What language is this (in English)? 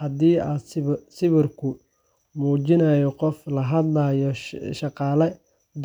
Somali